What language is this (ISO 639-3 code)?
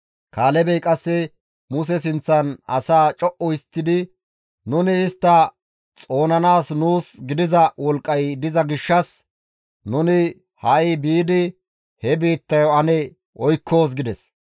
gmv